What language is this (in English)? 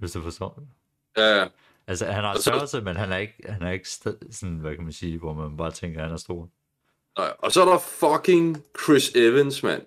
Danish